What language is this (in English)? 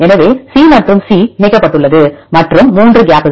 Tamil